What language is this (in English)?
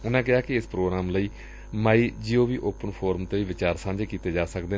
Punjabi